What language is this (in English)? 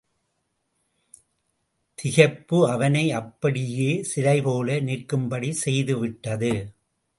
Tamil